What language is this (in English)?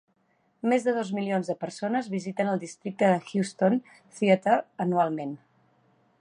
Catalan